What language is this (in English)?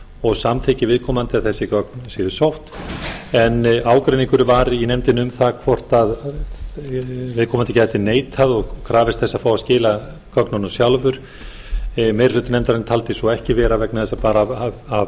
Icelandic